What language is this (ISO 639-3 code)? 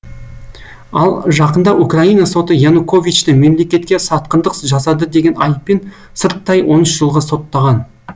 kaz